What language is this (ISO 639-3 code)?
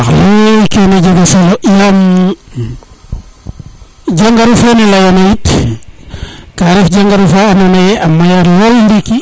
srr